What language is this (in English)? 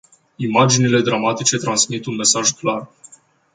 Romanian